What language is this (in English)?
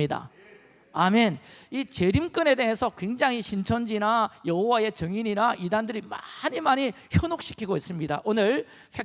Korean